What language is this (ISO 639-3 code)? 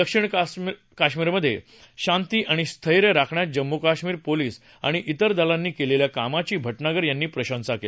mar